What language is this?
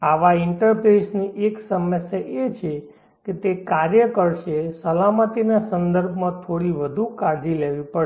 Gujarati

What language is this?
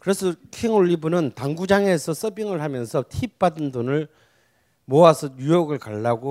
Korean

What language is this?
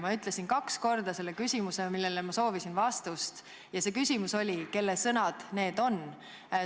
Estonian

